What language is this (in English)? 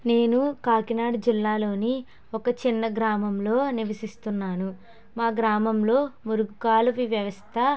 Telugu